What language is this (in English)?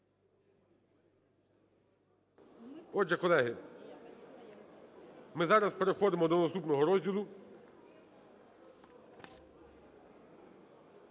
Ukrainian